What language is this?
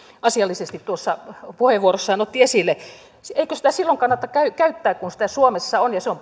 Finnish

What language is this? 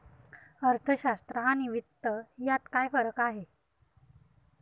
Marathi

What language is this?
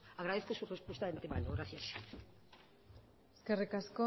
Spanish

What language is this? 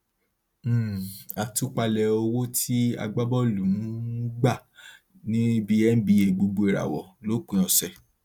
Yoruba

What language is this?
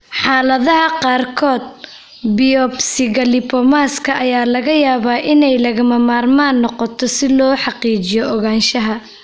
Somali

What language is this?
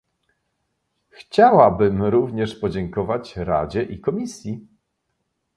Polish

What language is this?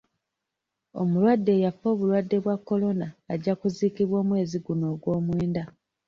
Ganda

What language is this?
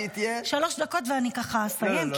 Hebrew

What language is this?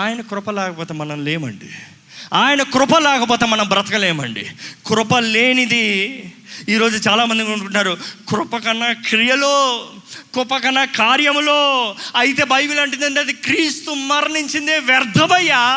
Telugu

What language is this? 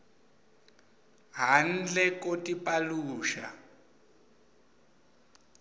Swati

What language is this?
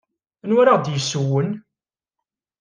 Kabyle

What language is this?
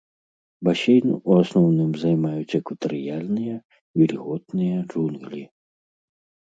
Belarusian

